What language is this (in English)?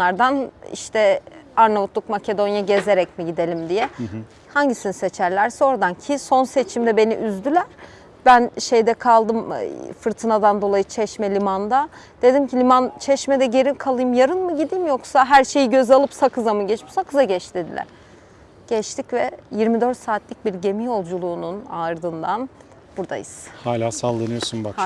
Turkish